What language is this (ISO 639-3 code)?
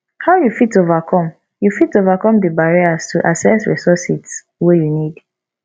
pcm